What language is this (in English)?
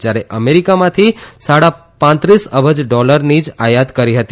Gujarati